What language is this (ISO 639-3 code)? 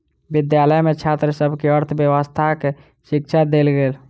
mai